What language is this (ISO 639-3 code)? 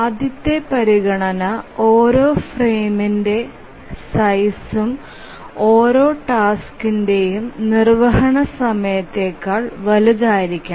mal